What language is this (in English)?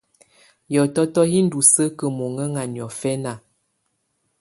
Tunen